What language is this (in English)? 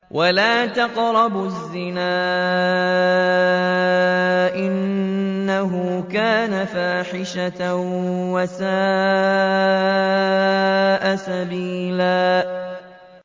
Arabic